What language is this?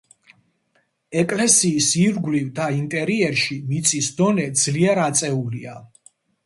Georgian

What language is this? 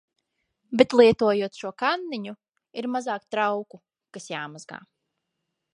Latvian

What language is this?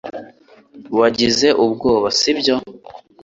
Kinyarwanda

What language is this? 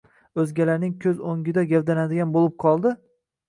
Uzbek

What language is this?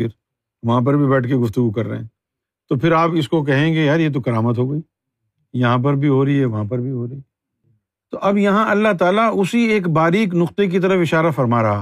Urdu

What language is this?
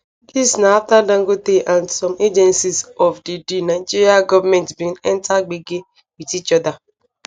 Nigerian Pidgin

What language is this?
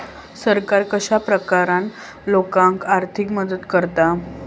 Marathi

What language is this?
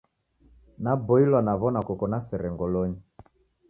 Taita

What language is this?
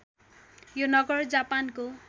Nepali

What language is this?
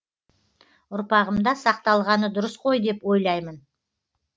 Kazakh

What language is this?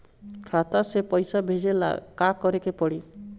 Bhojpuri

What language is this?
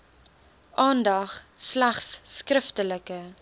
Afrikaans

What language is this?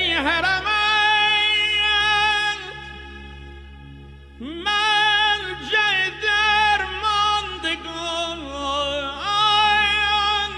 Persian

